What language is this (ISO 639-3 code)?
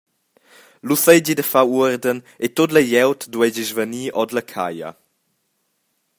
roh